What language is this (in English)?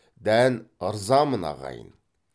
Kazakh